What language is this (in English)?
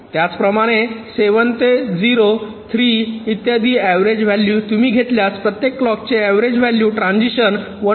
Marathi